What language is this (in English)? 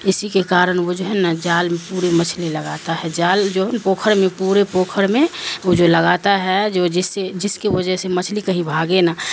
Urdu